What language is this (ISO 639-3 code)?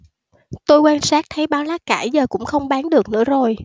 vie